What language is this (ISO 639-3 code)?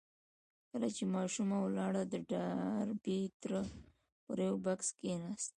pus